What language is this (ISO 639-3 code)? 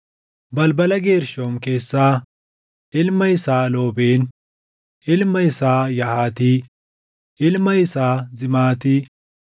orm